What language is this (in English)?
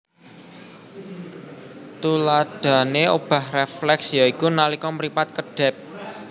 Javanese